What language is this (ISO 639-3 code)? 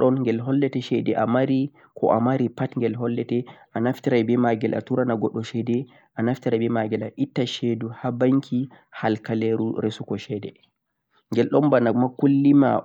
fuq